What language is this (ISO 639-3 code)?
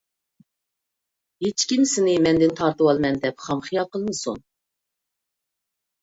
uig